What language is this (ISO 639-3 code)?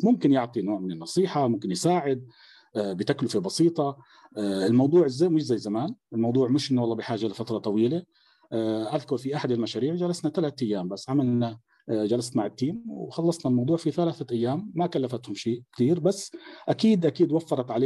ara